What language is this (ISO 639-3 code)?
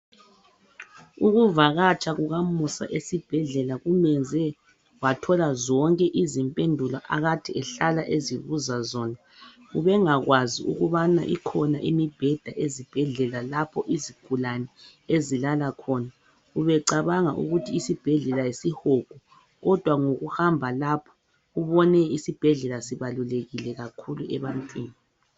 nde